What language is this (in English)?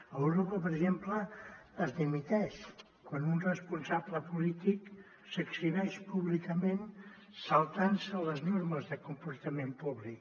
Catalan